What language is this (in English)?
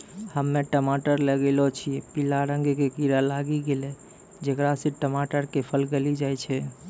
Maithili